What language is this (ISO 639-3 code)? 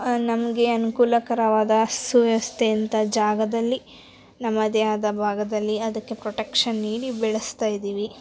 kan